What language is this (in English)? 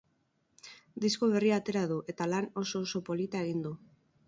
Basque